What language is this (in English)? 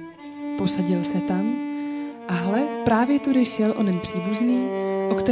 Czech